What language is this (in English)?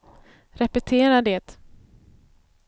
Swedish